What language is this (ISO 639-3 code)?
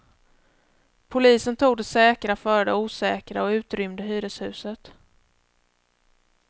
swe